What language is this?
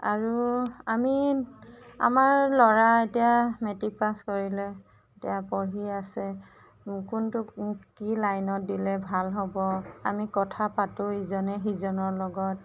Assamese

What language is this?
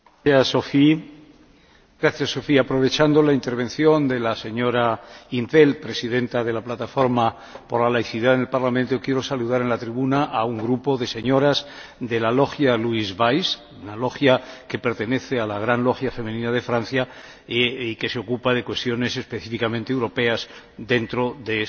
Spanish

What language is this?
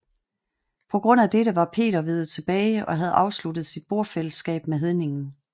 Danish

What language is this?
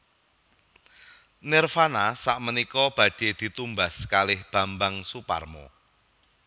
Javanese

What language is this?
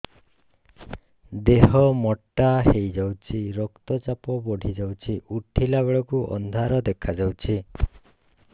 Odia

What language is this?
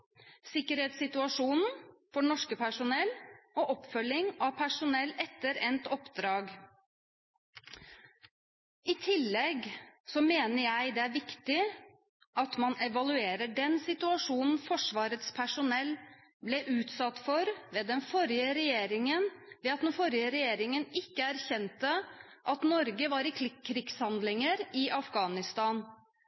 Norwegian Bokmål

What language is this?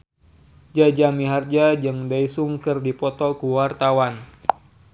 Sundanese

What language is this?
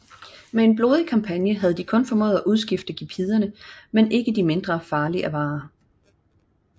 Danish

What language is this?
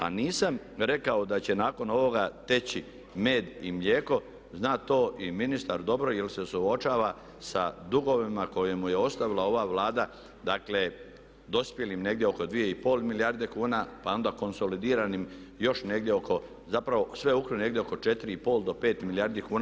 Croatian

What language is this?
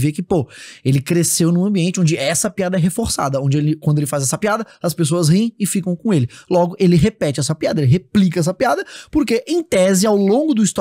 Portuguese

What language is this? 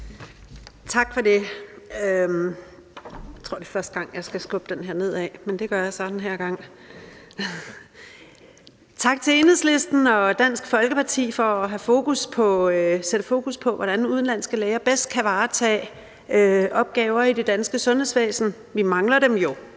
Danish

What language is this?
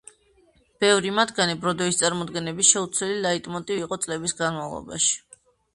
Georgian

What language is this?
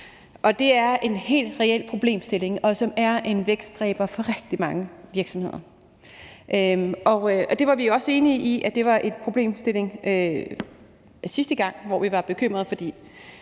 Danish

